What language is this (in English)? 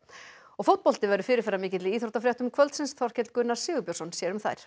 Icelandic